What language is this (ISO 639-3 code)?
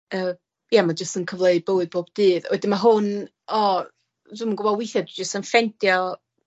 cym